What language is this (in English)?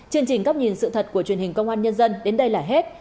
Vietnamese